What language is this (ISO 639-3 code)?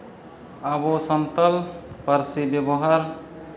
sat